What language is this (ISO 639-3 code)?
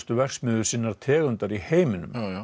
isl